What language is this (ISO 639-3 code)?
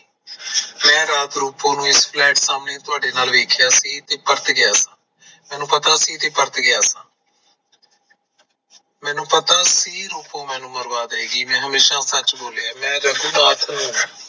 pan